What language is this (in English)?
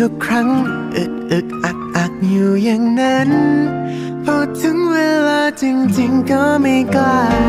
Thai